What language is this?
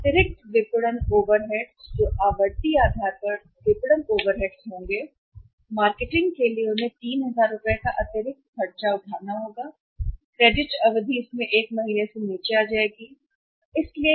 Hindi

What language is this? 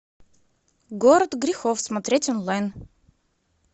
Russian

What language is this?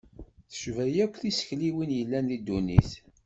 Kabyle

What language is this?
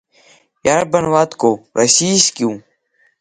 Abkhazian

